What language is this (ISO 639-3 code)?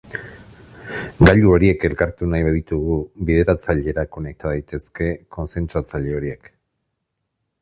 eus